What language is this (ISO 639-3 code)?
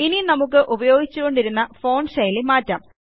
mal